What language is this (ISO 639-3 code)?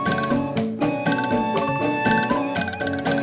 ind